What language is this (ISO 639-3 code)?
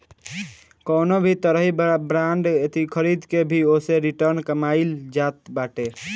bho